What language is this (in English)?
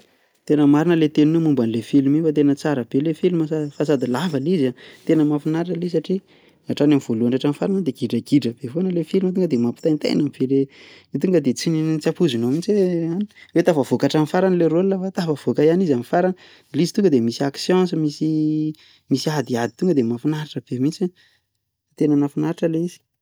Malagasy